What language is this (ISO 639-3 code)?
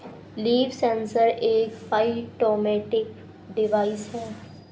hin